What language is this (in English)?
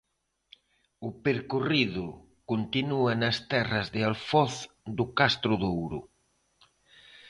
Galician